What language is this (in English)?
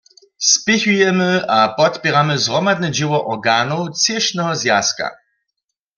Upper Sorbian